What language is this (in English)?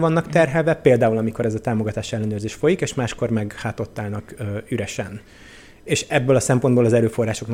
Hungarian